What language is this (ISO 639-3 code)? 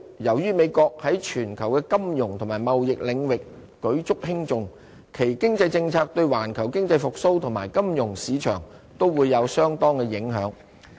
yue